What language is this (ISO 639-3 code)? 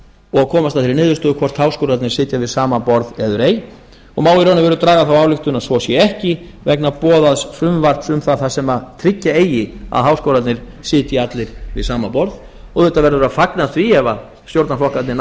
isl